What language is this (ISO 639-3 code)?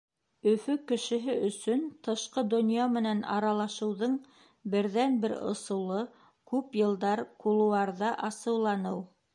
bak